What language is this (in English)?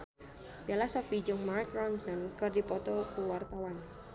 Sundanese